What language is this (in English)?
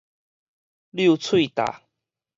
Min Nan Chinese